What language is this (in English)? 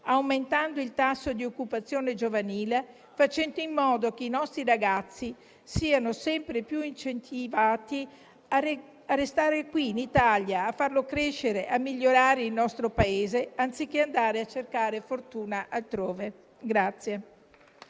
Italian